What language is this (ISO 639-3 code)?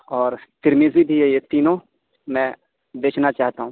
urd